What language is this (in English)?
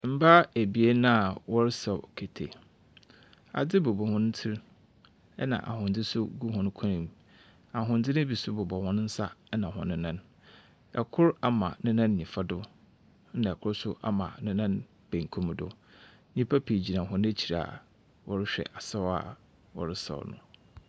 Akan